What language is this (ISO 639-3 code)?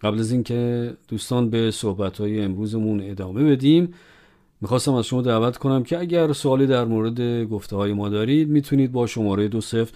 fas